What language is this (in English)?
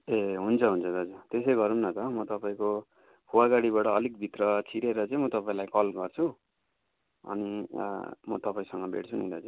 Nepali